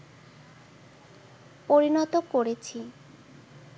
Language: Bangla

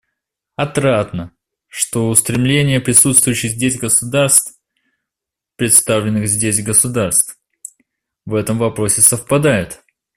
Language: Russian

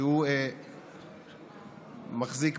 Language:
Hebrew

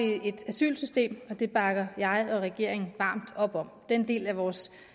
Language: Danish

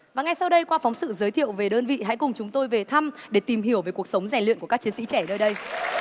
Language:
Vietnamese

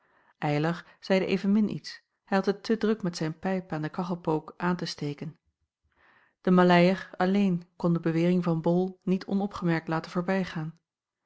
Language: Dutch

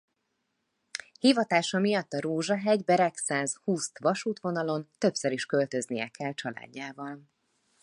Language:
Hungarian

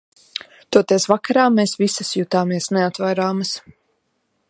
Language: Latvian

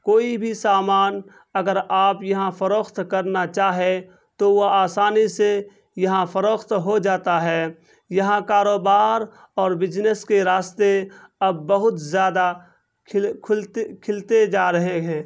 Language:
Urdu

